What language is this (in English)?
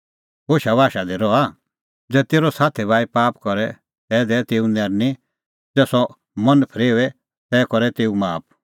Kullu Pahari